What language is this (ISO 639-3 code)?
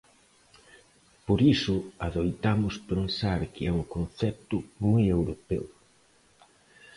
glg